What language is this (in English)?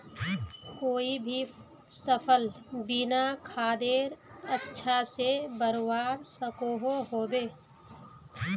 Magahi